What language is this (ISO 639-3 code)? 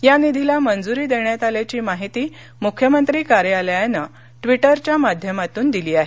mar